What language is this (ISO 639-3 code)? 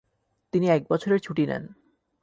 ben